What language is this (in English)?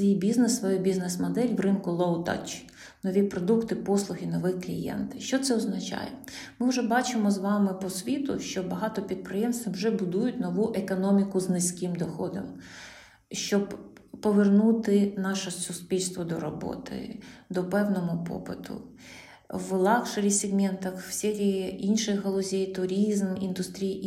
Ukrainian